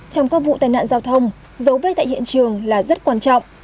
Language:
Vietnamese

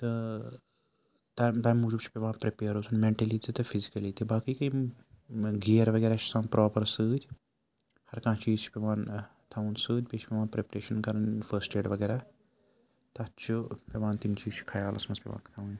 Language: Kashmiri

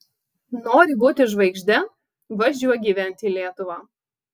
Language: Lithuanian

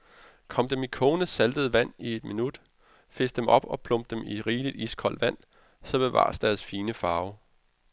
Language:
Danish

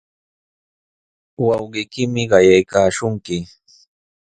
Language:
Sihuas Ancash Quechua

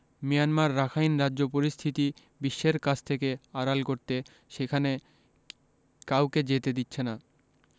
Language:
Bangla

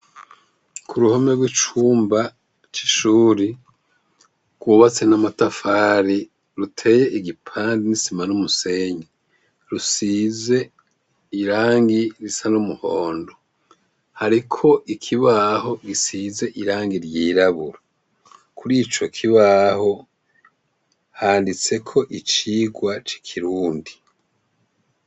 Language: Rundi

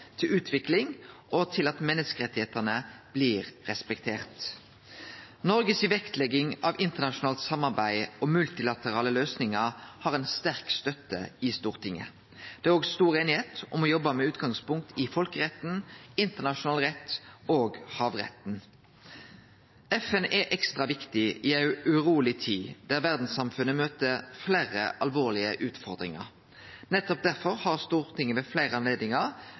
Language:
Norwegian Nynorsk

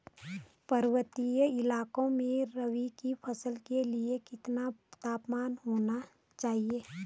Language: Hindi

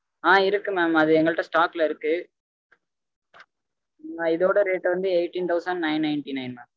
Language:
Tamil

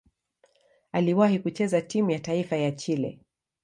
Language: Swahili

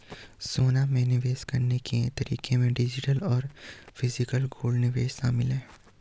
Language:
Hindi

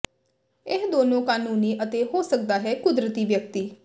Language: Punjabi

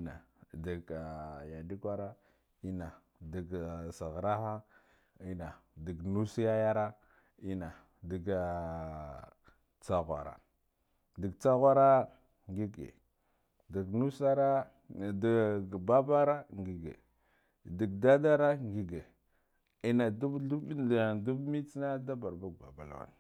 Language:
Guduf-Gava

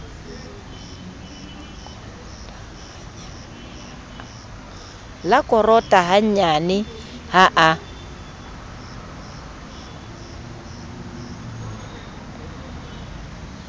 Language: Southern Sotho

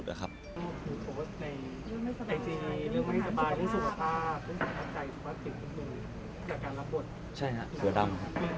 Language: Thai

